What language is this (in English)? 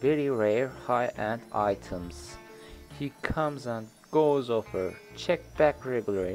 Turkish